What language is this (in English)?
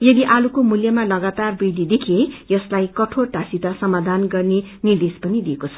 Nepali